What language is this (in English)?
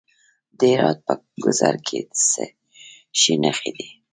Pashto